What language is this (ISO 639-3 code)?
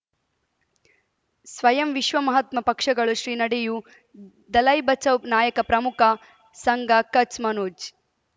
kan